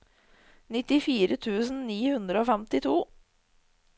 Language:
Norwegian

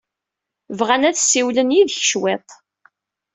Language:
Kabyle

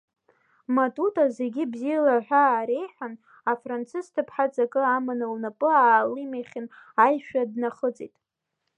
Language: Abkhazian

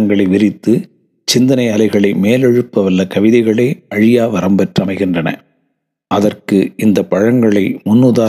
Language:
Tamil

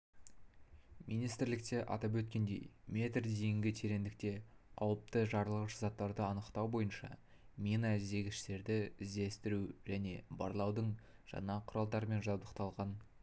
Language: Kazakh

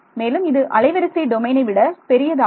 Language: Tamil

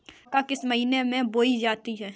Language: Hindi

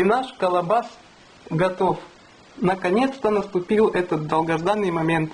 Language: Russian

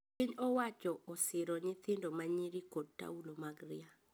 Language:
Luo (Kenya and Tanzania)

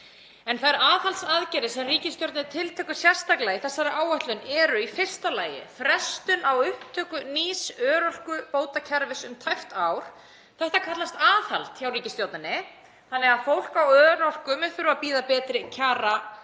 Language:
Icelandic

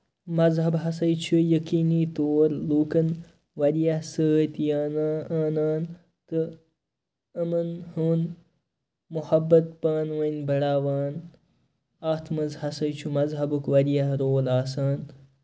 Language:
Kashmiri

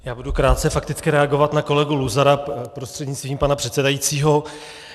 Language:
Czech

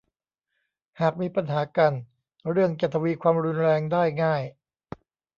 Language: Thai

